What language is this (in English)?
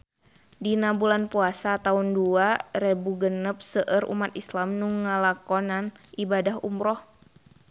Sundanese